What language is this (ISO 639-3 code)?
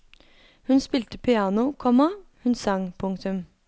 nor